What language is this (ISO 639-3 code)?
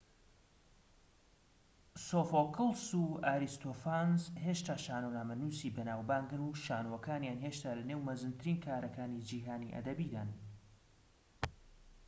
ckb